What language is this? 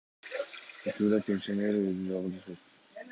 Kyrgyz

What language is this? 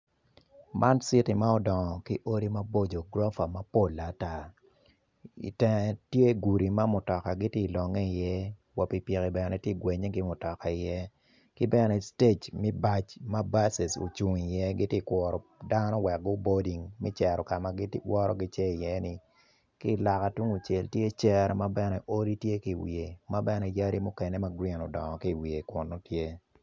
Acoli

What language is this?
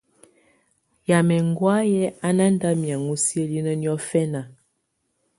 Tunen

